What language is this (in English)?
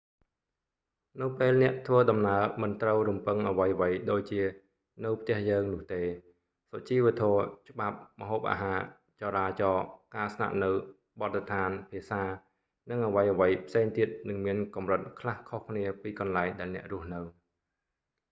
Khmer